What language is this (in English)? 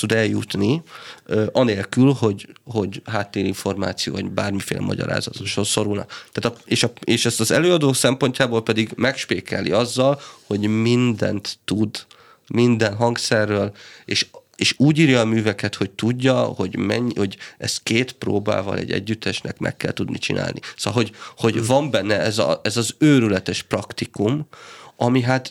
Hungarian